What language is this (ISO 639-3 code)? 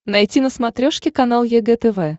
rus